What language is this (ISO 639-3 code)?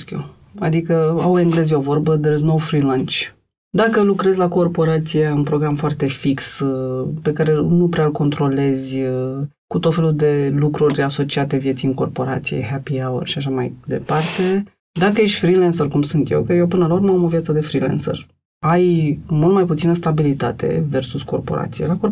ron